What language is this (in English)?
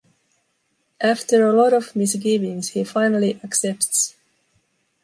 English